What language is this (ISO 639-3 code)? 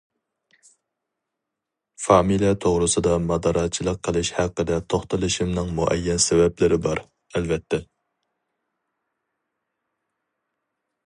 uig